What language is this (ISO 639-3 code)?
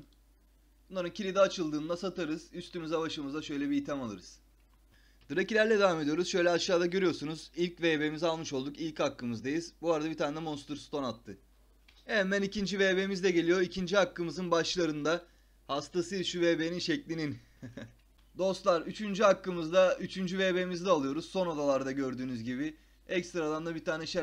tur